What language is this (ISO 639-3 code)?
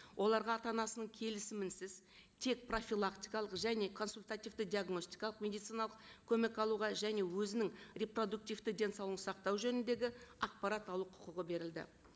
kaz